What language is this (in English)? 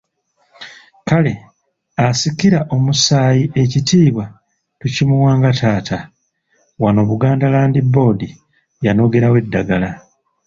Ganda